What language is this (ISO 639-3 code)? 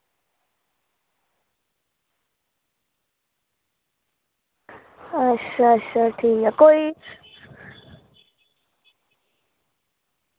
doi